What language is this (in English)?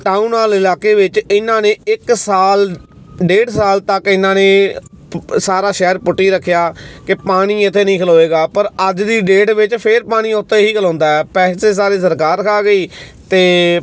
Punjabi